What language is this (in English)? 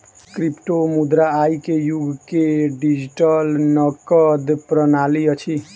Maithili